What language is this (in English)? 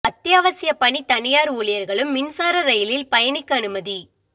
Tamil